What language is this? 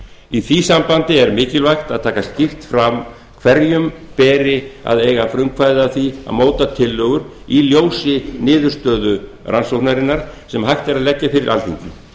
Icelandic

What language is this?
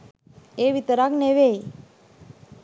Sinhala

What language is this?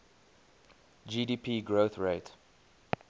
English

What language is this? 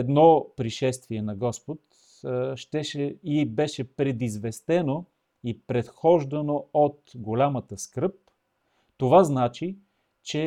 Bulgarian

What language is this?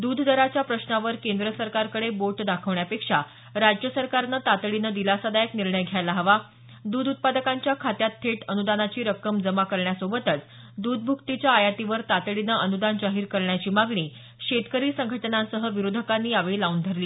Marathi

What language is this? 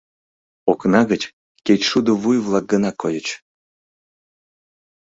Mari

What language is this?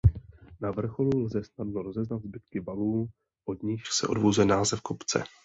Czech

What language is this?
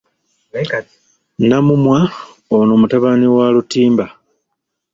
Ganda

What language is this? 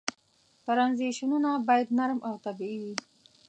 Pashto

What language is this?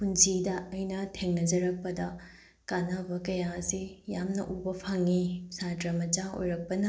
Manipuri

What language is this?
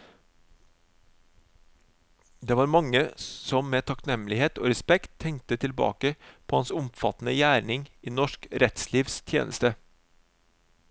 Norwegian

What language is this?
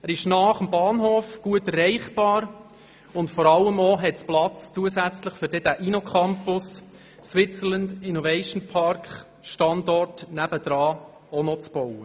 Swiss German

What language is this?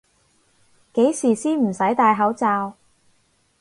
Cantonese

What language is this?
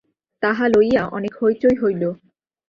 Bangla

